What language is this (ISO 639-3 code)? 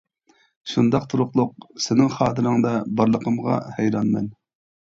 uig